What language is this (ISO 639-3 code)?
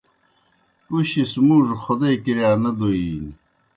plk